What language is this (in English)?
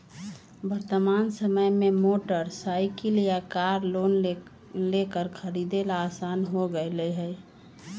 Magahi